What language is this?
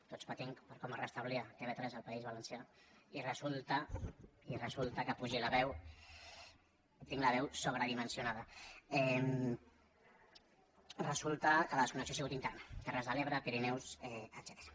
Catalan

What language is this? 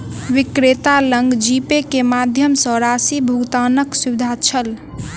Maithili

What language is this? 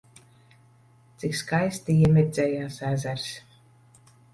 Latvian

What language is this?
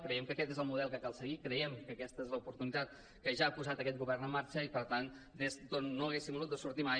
Catalan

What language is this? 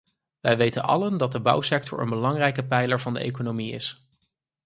Dutch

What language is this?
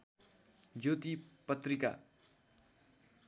Nepali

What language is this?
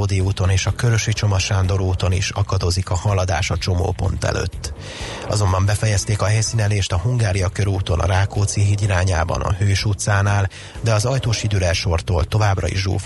Hungarian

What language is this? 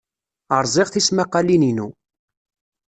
Kabyle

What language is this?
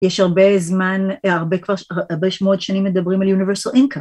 Hebrew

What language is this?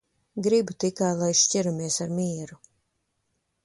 Latvian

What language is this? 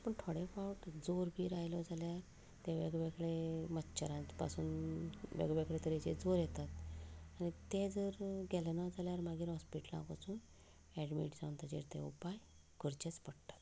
Konkani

